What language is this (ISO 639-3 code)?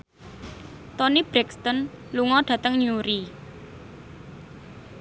jav